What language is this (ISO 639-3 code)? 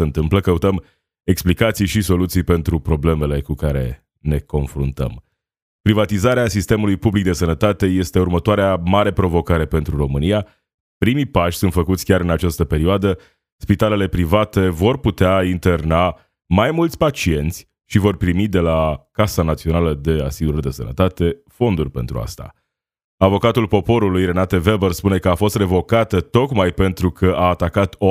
ron